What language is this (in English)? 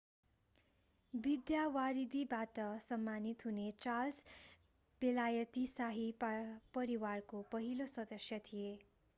Nepali